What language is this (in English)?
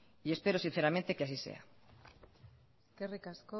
Basque